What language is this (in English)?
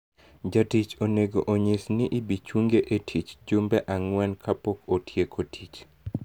Luo (Kenya and Tanzania)